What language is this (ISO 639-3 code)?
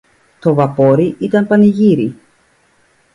ell